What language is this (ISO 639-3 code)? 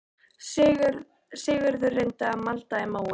isl